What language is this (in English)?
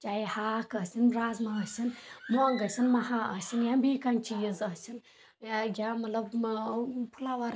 Kashmiri